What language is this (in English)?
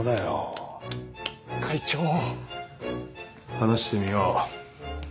Japanese